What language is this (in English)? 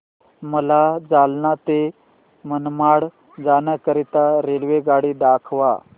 Marathi